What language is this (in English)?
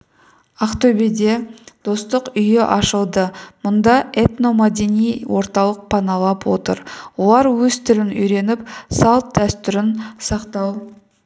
Kazakh